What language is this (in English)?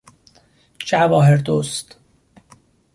Persian